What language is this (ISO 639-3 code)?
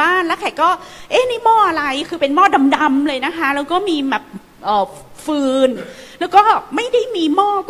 tha